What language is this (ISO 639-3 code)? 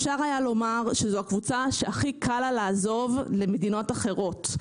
heb